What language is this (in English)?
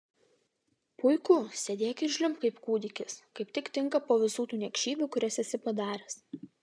Lithuanian